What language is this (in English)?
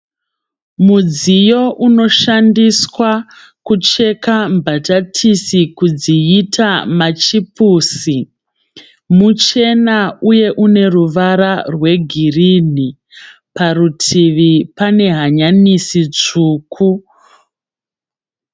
Shona